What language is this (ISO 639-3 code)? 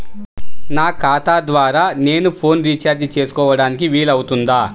tel